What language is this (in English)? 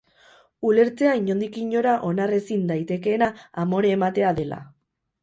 Basque